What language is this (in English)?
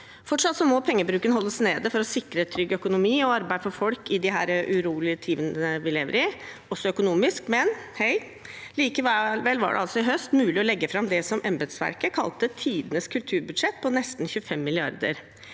Norwegian